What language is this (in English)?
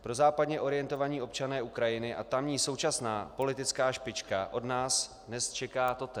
Czech